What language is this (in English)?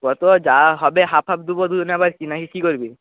Bangla